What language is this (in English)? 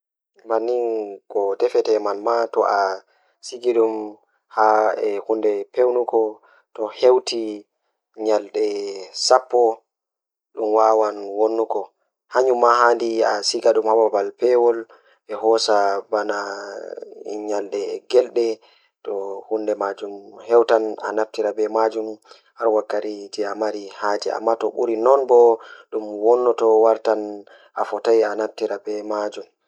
Fula